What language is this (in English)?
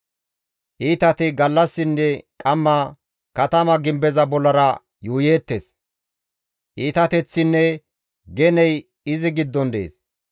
Gamo